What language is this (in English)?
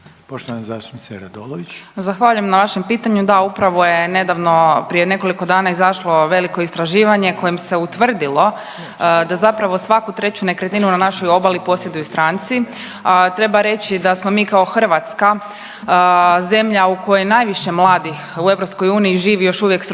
Croatian